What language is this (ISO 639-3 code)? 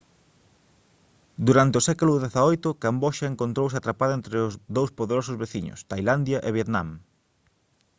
glg